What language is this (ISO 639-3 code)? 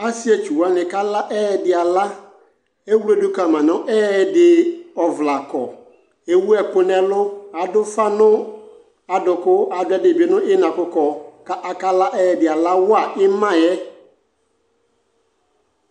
kpo